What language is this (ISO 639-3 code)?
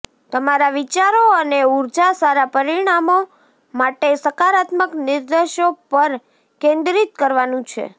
guj